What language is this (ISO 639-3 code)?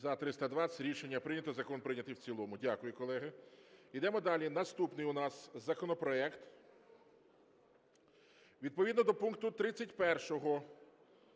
ukr